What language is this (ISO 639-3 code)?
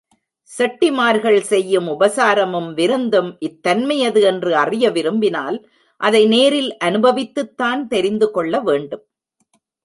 tam